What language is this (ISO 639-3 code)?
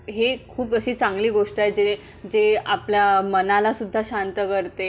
mar